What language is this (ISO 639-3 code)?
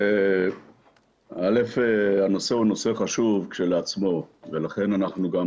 heb